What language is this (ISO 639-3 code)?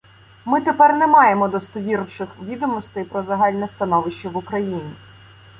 ukr